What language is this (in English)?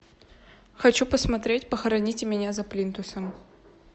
Russian